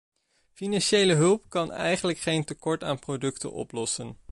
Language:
Dutch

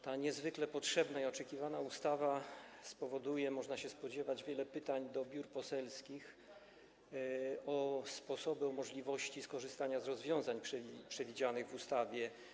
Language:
Polish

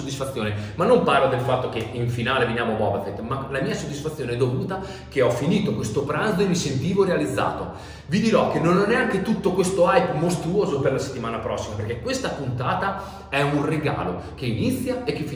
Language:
Italian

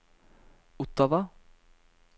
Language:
Norwegian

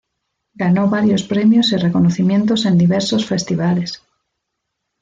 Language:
Spanish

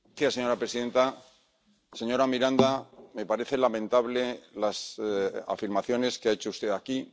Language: Spanish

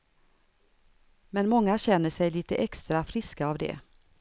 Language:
Swedish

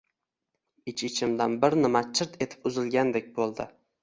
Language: Uzbek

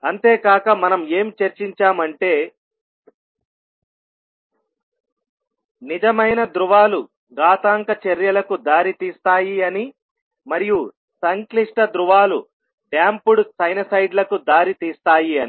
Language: Telugu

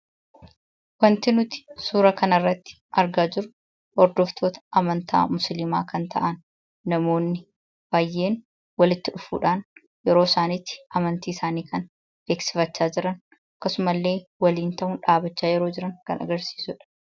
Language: Oromo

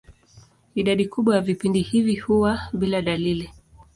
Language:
Swahili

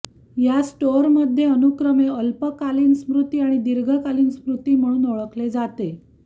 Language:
Marathi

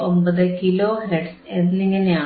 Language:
Malayalam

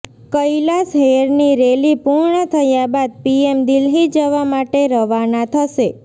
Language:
Gujarati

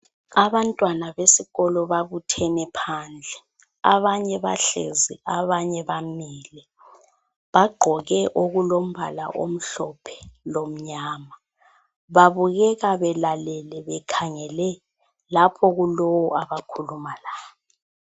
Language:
North Ndebele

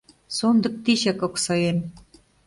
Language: Mari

